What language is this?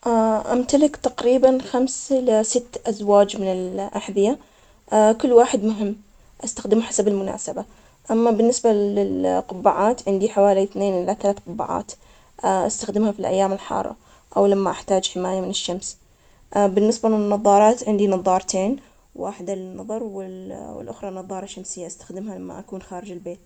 Omani Arabic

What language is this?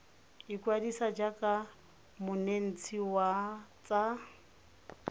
Tswana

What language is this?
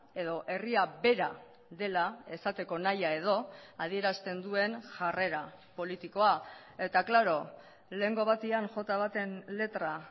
Basque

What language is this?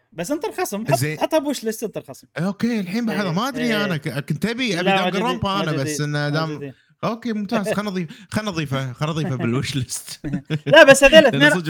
Arabic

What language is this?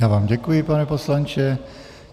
Czech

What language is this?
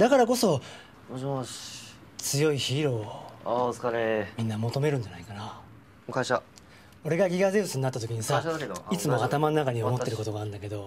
Japanese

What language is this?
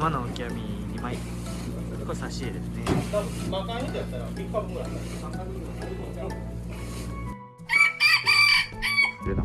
Japanese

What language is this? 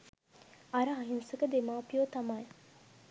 Sinhala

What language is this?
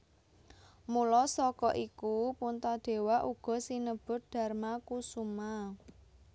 Javanese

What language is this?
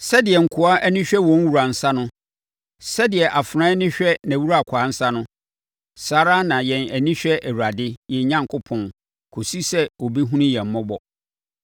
Akan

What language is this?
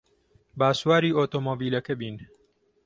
Central Kurdish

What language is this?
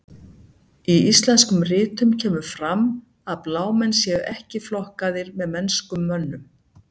Icelandic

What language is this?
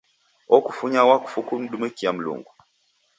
Taita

